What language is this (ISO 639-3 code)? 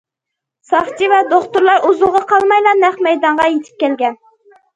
uig